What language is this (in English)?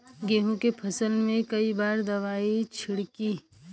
Bhojpuri